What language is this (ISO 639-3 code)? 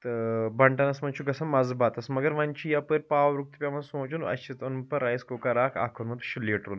kas